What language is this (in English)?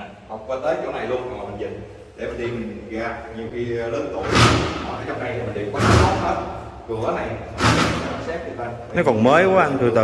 Vietnamese